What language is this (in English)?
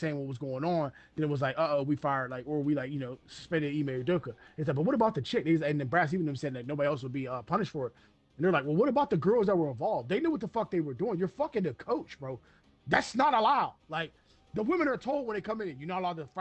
English